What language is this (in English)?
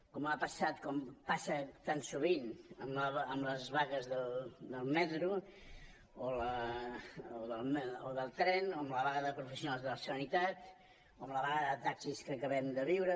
Catalan